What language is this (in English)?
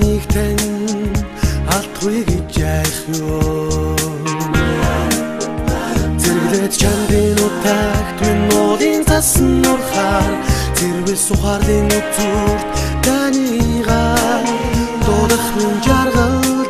Romanian